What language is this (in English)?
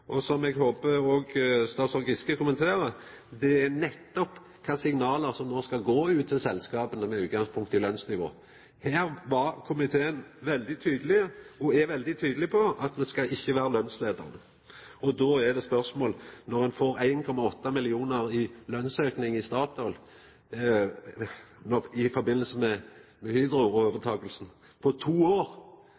Norwegian Nynorsk